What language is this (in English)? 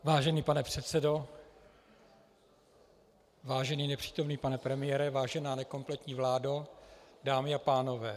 Czech